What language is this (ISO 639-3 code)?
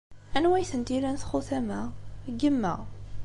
kab